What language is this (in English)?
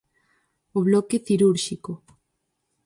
Galician